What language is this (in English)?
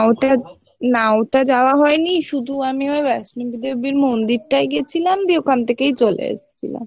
Bangla